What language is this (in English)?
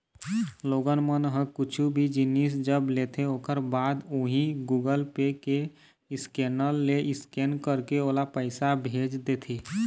Chhattisgarhi